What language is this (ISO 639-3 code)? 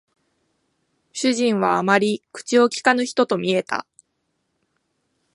jpn